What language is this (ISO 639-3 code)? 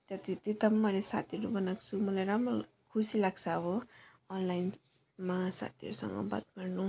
nep